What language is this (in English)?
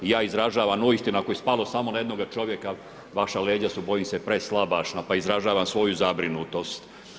Croatian